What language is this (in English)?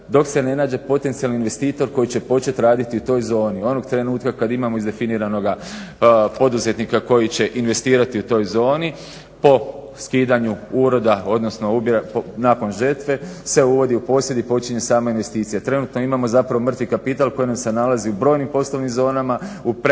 Croatian